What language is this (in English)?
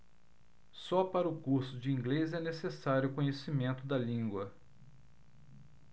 Portuguese